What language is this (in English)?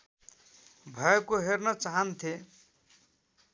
Nepali